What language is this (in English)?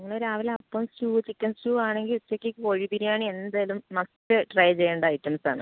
Malayalam